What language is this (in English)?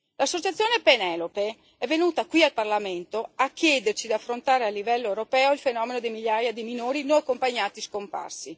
Italian